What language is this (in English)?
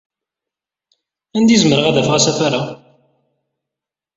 Kabyle